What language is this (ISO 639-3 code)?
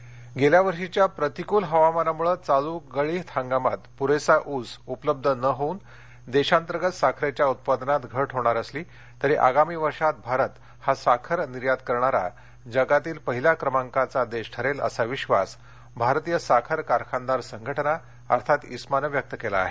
mar